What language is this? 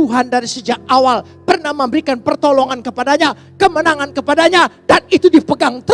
Indonesian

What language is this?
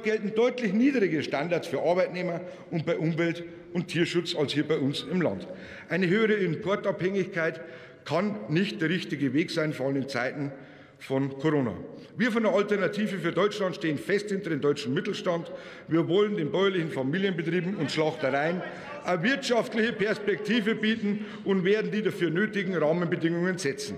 German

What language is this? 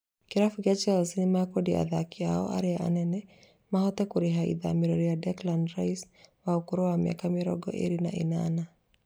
Kikuyu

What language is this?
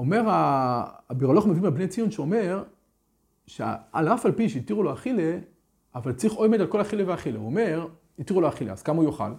Hebrew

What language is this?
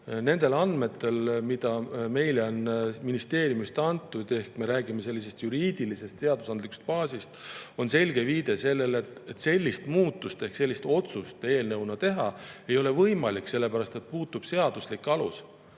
Estonian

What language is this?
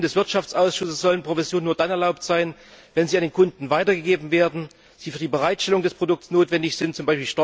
German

